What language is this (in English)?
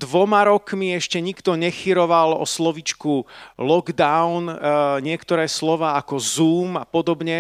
Slovak